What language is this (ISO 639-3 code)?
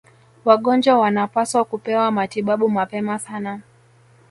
swa